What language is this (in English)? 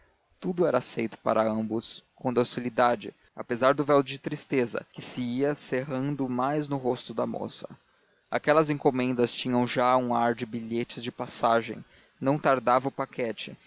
Portuguese